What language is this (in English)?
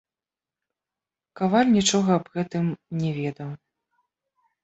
Belarusian